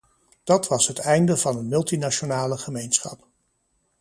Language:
Dutch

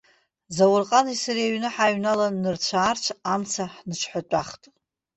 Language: Abkhazian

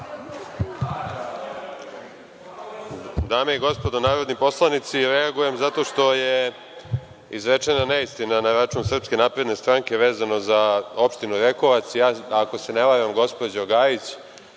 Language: Serbian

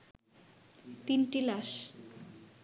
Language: Bangla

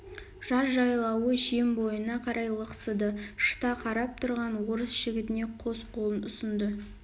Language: Kazakh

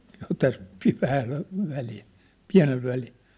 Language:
Finnish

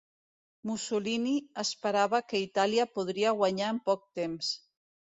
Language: Catalan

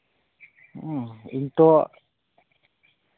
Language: Santali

